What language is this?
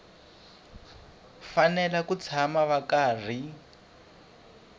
Tsonga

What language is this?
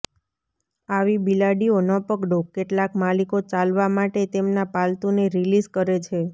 Gujarati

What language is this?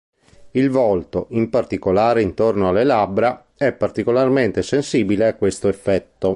Italian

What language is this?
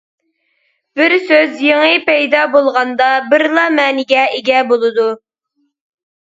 Uyghur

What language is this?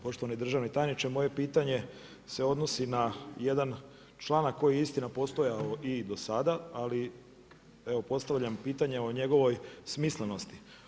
Croatian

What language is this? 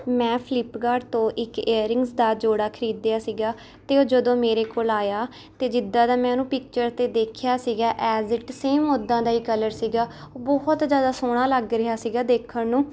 Punjabi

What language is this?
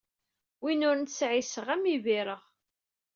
Kabyle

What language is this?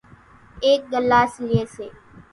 Kachi Koli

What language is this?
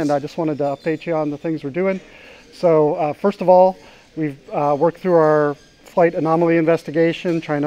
English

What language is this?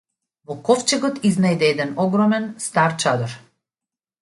Macedonian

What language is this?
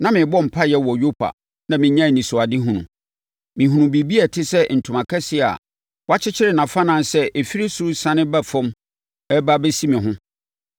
Akan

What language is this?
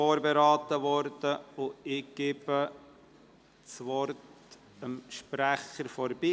Swiss German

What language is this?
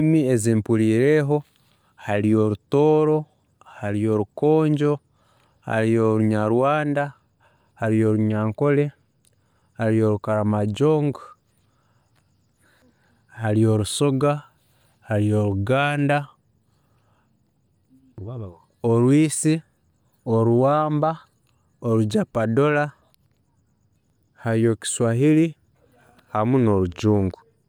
Tooro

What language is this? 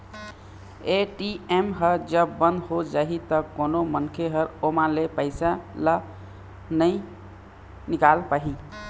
Chhattisgarhi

